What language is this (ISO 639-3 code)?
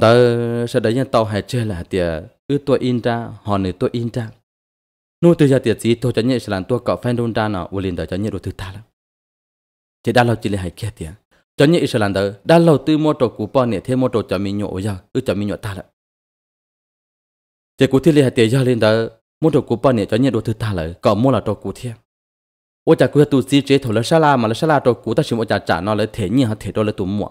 tha